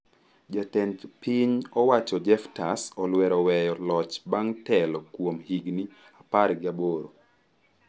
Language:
Luo (Kenya and Tanzania)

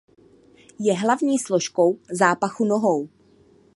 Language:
Czech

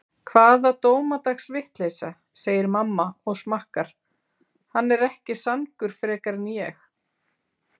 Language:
Icelandic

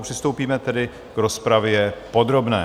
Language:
Czech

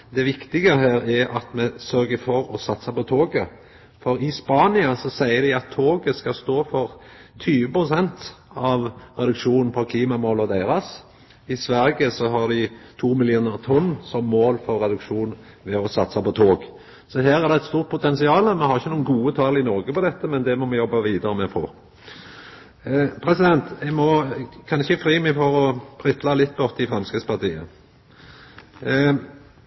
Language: Norwegian Nynorsk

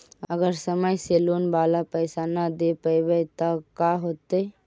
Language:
Magahi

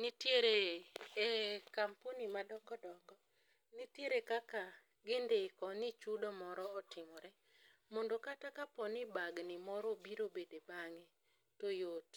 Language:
Luo (Kenya and Tanzania)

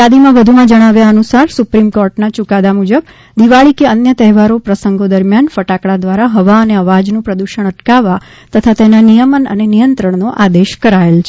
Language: Gujarati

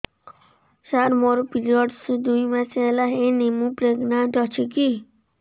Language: Odia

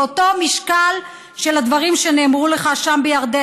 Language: Hebrew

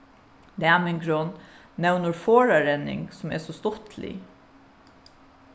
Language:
Faroese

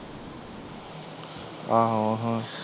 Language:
Punjabi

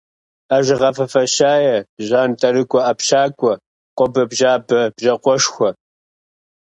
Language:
Kabardian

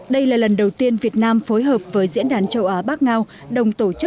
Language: Vietnamese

